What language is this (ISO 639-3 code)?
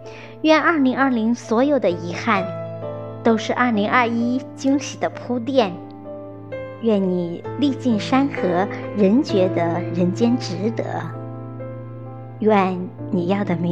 zho